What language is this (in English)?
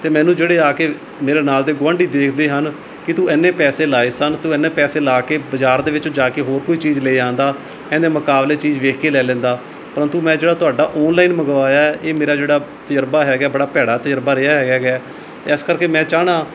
Punjabi